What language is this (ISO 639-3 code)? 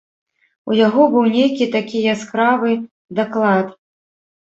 bel